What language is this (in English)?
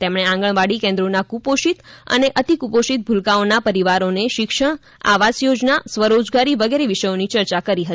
Gujarati